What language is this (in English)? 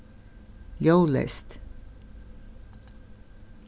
Faroese